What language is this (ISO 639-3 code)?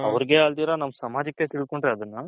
kan